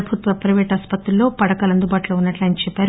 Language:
Telugu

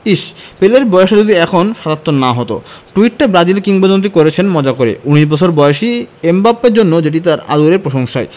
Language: Bangla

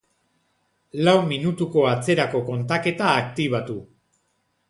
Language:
Basque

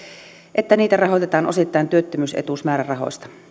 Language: Finnish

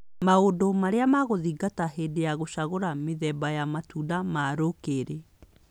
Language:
Kikuyu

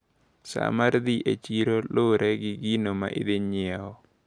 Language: Luo (Kenya and Tanzania)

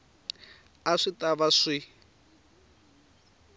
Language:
Tsonga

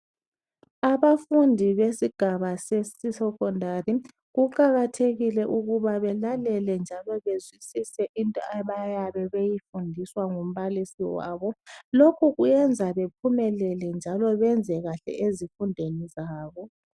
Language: North Ndebele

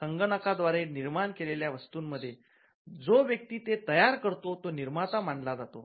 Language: Marathi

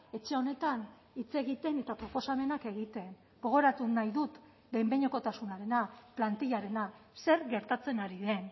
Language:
Basque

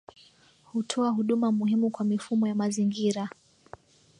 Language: Swahili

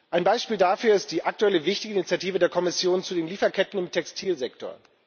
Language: German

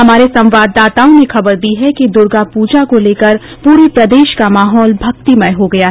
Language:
Hindi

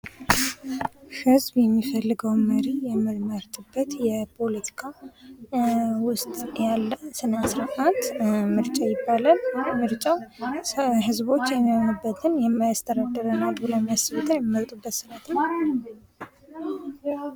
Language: Amharic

